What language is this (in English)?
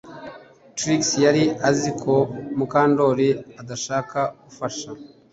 Kinyarwanda